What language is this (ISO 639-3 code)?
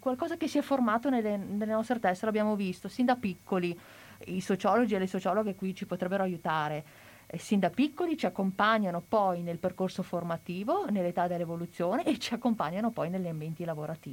ita